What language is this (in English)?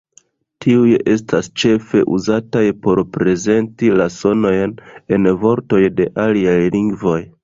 Esperanto